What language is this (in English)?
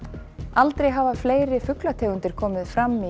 Icelandic